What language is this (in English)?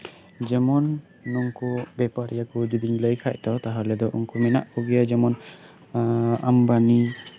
Santali